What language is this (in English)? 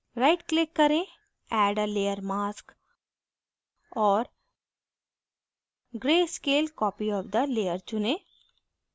Hindi